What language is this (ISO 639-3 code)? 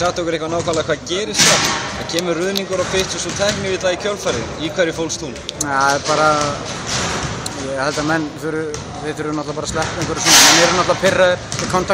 ell